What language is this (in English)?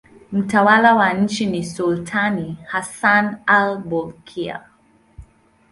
Swahili